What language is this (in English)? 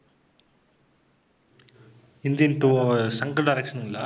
Tamil